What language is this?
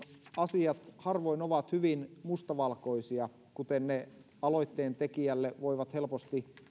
Finnish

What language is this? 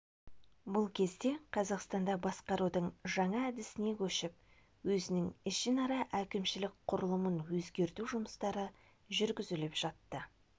Kazakh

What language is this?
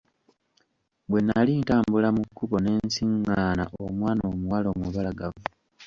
Ganda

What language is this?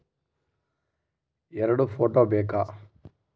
Kannada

